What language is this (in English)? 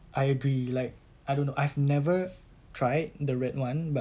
English